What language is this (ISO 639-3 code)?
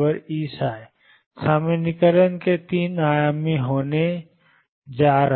hin